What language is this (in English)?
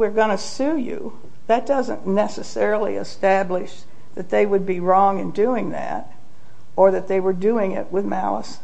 English